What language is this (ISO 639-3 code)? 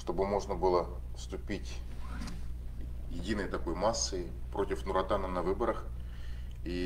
rus